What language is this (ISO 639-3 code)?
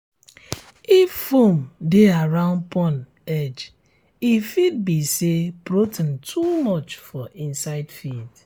pcm